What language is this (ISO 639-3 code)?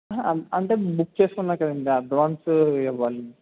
tel